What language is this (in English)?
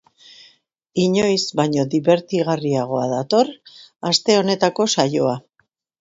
Basque